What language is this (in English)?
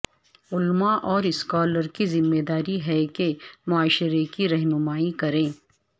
Urdu